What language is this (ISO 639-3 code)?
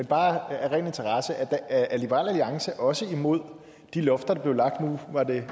dan